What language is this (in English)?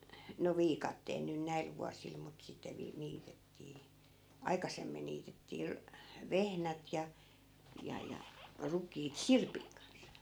Finnish